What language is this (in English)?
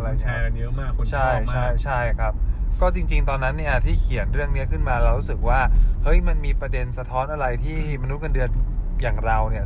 Thai